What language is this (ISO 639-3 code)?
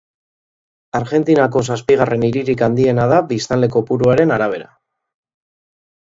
eus